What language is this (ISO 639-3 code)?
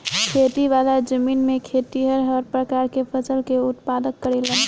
bho